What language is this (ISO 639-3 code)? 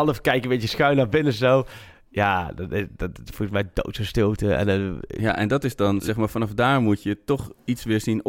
nld